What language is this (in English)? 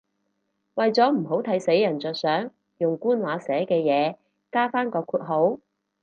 Cantonese